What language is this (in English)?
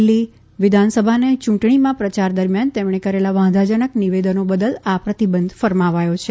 Gujarati